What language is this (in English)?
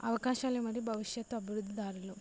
Telugu